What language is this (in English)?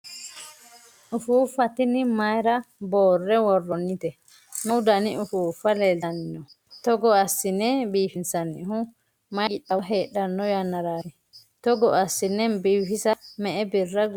Sidamo